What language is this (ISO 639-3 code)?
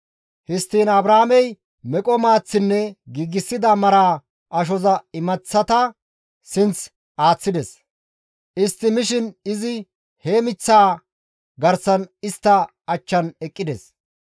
gmv